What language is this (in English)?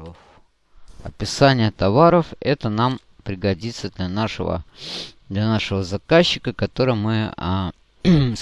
Russian